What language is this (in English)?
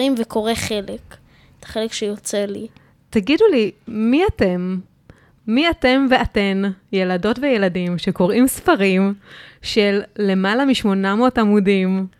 Hebrew